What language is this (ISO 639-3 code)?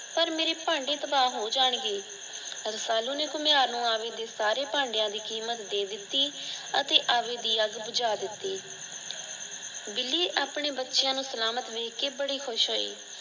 pan